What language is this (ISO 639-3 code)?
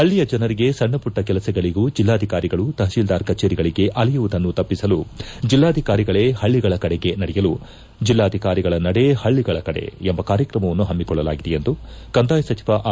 kan